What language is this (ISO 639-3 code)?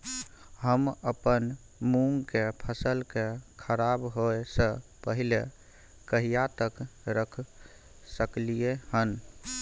mai